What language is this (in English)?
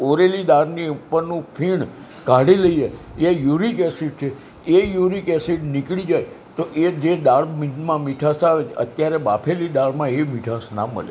Gujarati